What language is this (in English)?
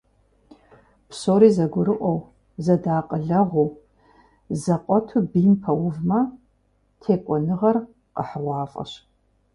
Kabardian